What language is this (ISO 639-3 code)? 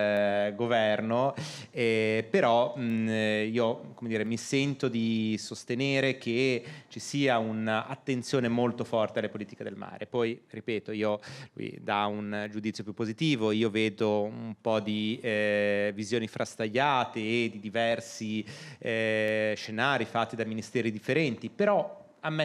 ita